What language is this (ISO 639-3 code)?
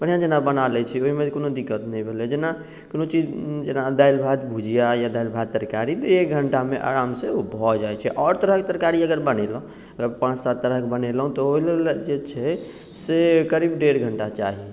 mai